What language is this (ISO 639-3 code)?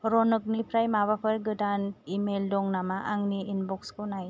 brx